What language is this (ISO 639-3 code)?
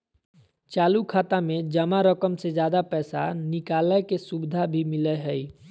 mag